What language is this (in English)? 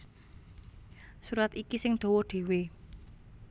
Javanese